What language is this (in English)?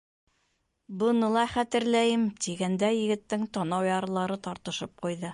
Bashkir